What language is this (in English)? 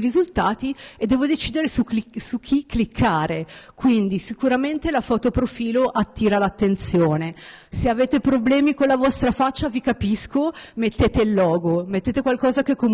Italian